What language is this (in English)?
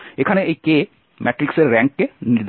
Bangla